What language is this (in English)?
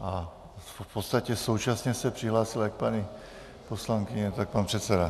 Czech